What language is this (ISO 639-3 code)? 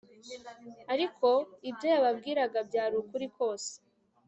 kin